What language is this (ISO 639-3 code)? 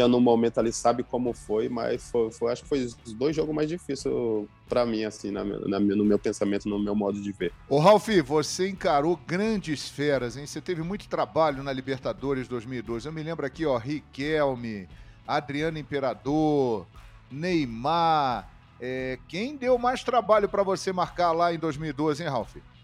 por